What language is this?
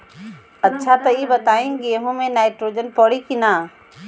Bhojpuri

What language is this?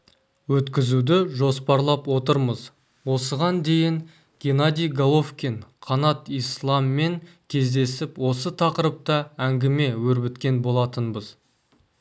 Kazakh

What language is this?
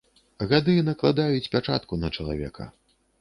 Belarusian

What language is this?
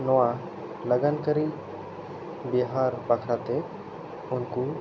Santali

